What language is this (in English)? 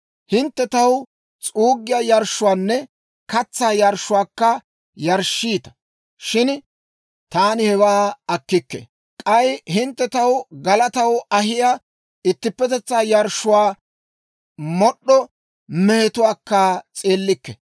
Dawro